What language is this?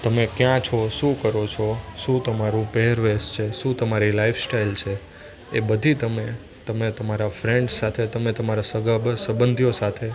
Gujarati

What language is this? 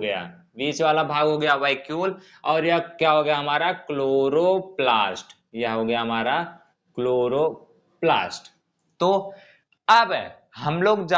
Hindi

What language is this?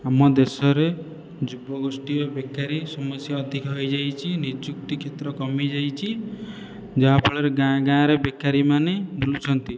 Odia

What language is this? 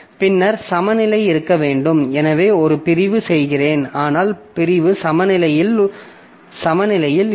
Tamil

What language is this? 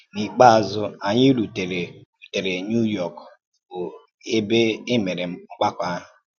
Igbo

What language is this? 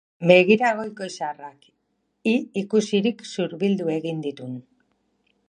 Basque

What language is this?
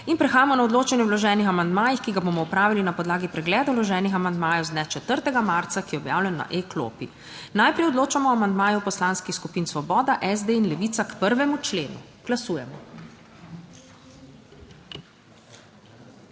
Slovenian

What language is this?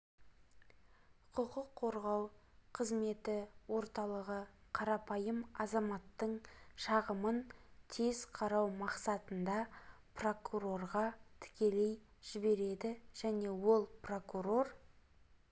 Kazakh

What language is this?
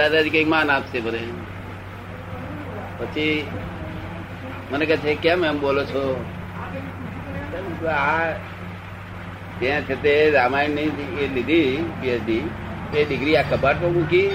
Gujarati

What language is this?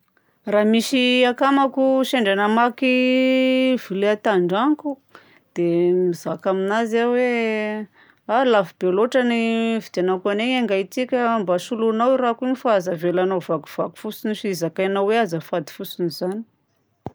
Southern Betsimisaraka Malagasy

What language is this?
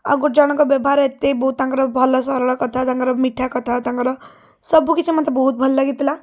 Odia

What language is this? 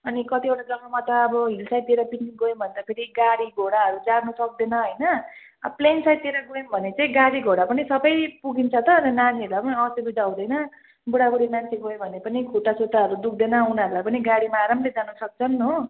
Nepali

